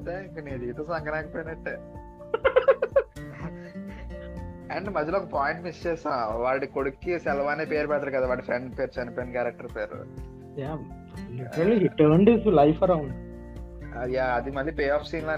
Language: Telugu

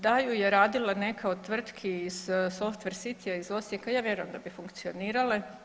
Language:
Croatian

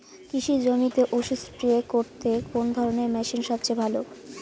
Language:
Bangla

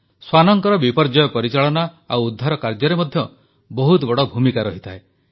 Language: Odia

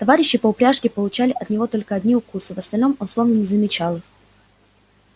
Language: Russian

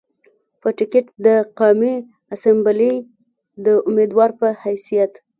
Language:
Pashto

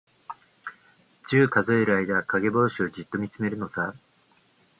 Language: Japanese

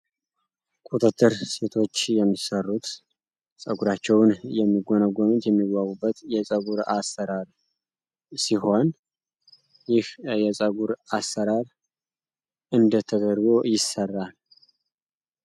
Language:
Amharic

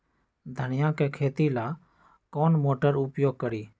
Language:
Magahi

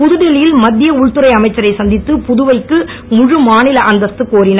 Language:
Tamil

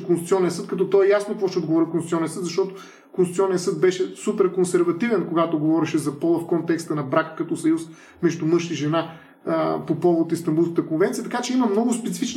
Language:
Bulgarian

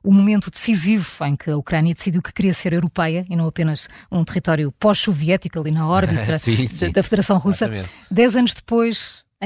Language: Portuguese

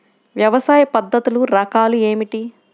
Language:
Telugu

